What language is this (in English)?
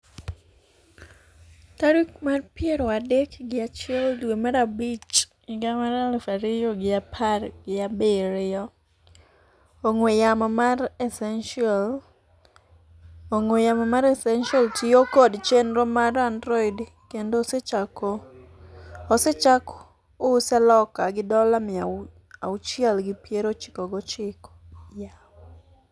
Luo (Kenya and Tanzania)